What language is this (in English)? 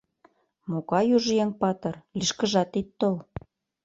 Mari